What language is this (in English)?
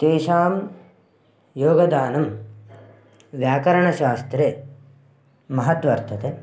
Sanskrit